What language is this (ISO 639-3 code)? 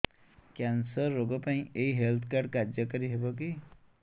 ori